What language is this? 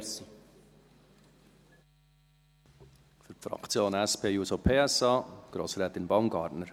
Swiss German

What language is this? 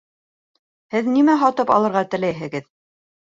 Bashkir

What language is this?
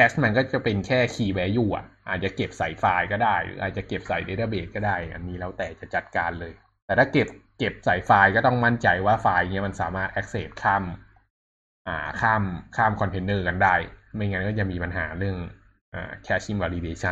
Thai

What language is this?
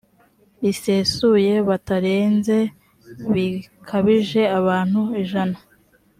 Kinyarwanda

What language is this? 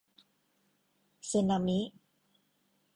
Thai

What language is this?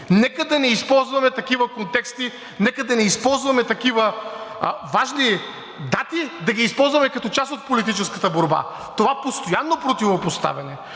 Bulgarian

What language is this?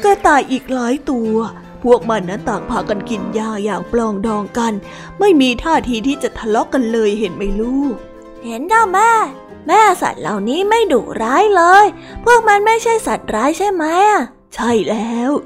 Thai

